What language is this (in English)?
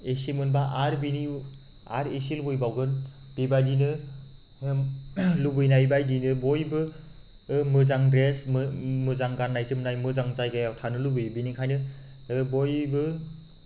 Bodo